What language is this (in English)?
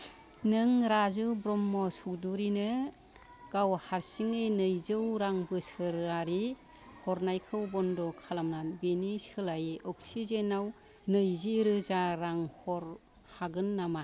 Bodo